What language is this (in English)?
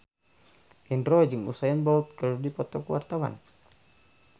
Sundanese